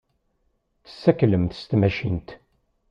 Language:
Kabyle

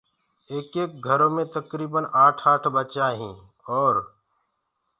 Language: Gurgula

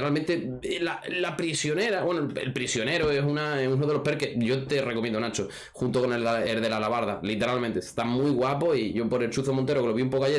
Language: Spanish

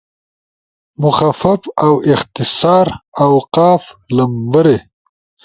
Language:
Ushojo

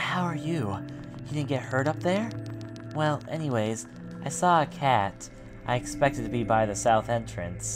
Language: English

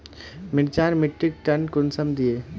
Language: Magahi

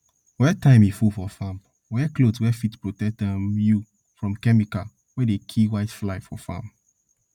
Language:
Nigerian Pidgin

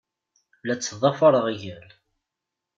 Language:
Kabyle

